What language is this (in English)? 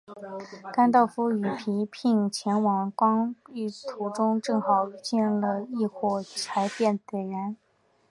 Chinese